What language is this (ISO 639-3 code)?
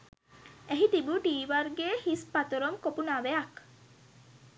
sin